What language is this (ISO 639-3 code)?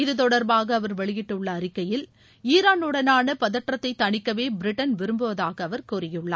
tam